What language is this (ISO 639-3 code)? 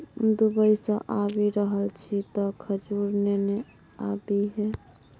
mai